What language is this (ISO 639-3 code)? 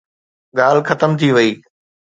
snd